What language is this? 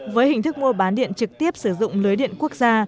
Vietnamese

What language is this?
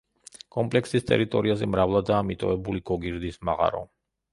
Georgian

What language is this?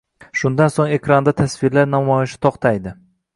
Uzbek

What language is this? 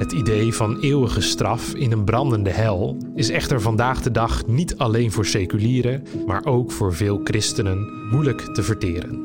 Dutch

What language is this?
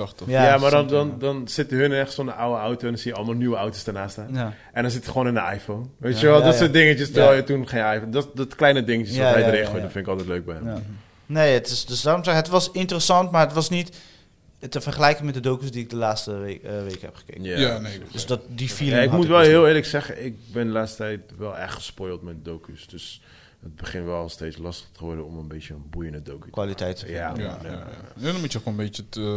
Dutch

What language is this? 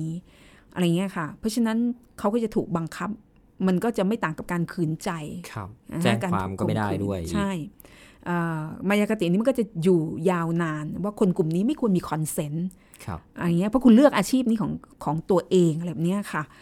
Thai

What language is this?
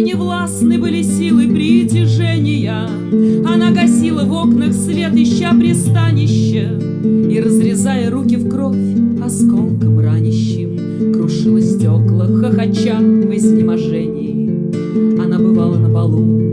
Russian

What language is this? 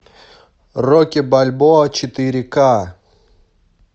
Russian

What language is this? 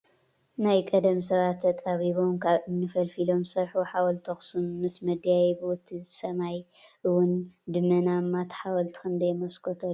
Tigrinya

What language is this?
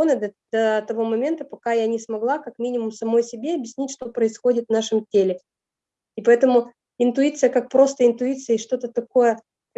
Russian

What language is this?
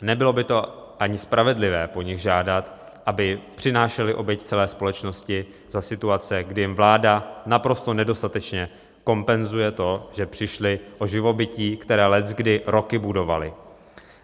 Czech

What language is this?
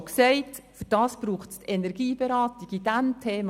Swiss German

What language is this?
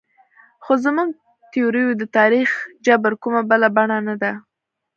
Pashto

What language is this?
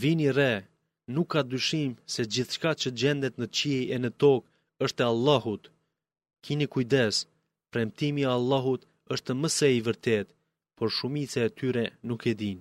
Greek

